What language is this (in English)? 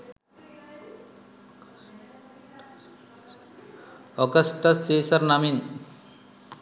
Sinhala